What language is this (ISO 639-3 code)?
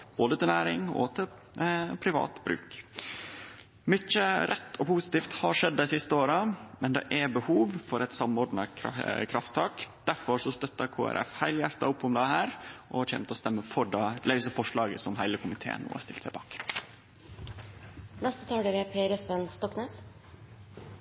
nor